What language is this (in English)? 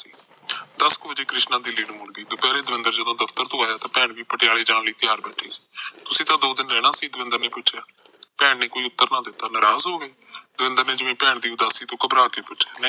Punjabi